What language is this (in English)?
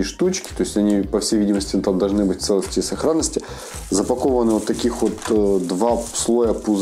Russian